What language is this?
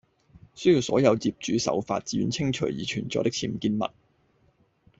Cantonese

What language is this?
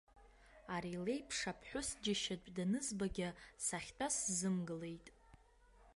Abkhazian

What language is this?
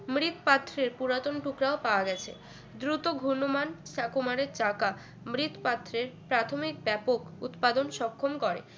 Bangla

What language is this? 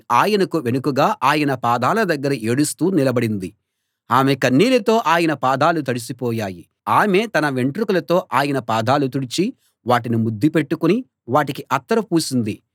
Telugu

